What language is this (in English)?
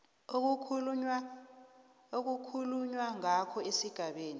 South Ndebele